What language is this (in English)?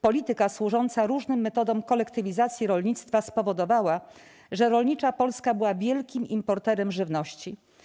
Polish